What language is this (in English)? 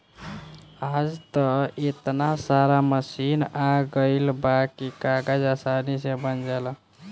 Bhojpuri